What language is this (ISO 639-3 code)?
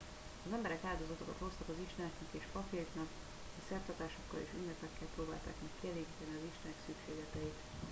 hun